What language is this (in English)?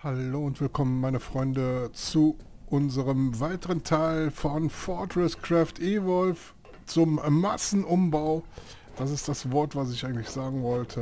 German